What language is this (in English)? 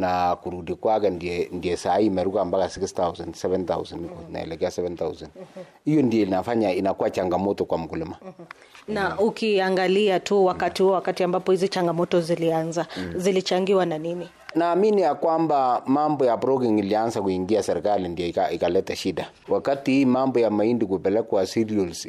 Swahili